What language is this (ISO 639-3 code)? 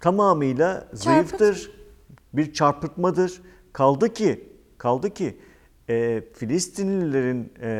tur